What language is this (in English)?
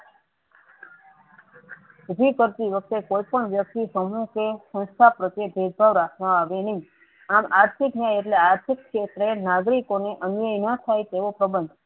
Gujarati